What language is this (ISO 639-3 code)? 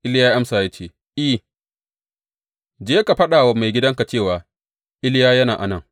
hau